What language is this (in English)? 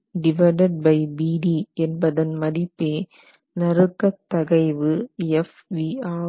Tamil